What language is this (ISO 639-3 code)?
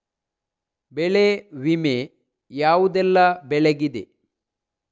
kan